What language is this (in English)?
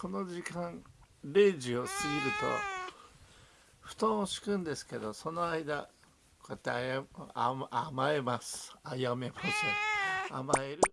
Japanese